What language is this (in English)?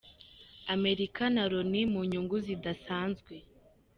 Kinyarwanda